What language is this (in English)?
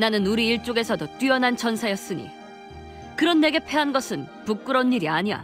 Korean